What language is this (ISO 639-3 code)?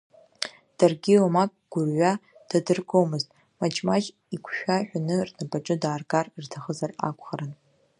abk